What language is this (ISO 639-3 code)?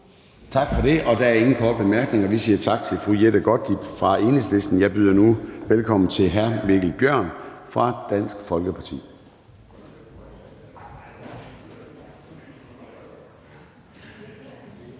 dan